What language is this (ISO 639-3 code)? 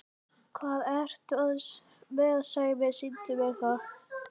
isl